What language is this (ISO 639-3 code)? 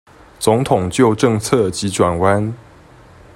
zho